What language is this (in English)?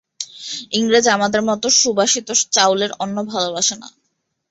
Bangla